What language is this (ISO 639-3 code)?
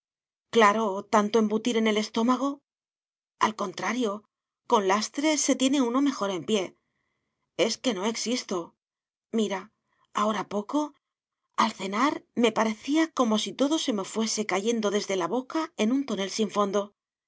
spa